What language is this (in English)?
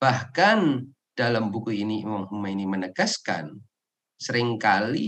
Indonesian